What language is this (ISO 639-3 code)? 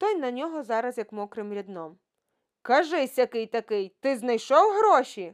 ukr